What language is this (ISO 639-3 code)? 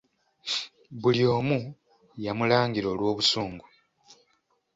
lug